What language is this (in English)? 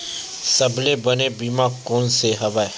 Chhattisgarhi